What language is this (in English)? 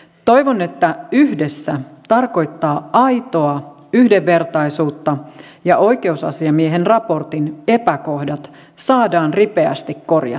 Finnish